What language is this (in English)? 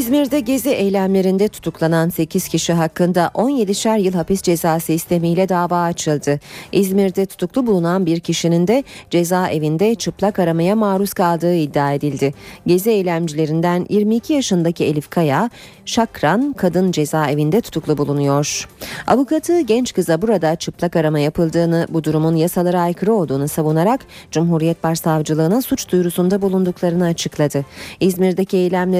Turkish